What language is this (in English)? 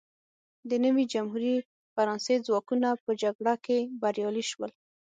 Pashto